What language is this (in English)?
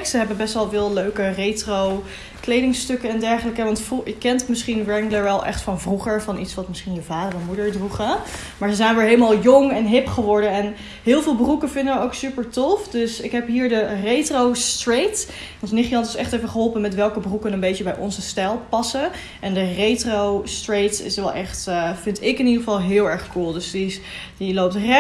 Dutch